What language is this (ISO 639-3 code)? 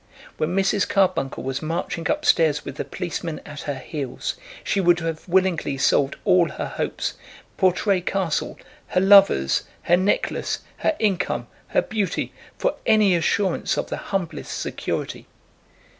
eng